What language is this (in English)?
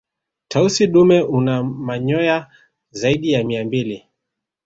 Swahili